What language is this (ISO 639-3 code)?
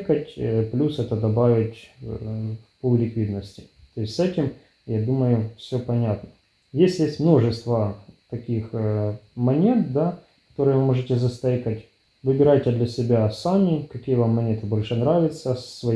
rus